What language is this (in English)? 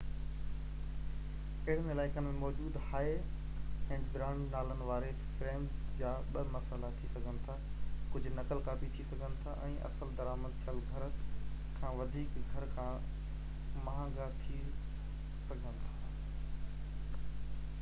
Sindhi